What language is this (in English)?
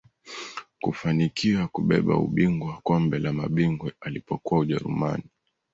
Swahili